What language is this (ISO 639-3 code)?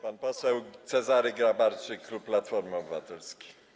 pol